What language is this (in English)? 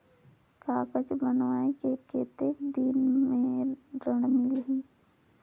Chhattisgarhi